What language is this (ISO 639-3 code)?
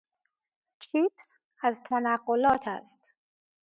fas